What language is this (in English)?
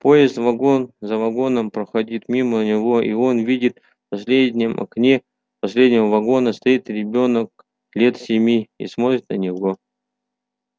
Russian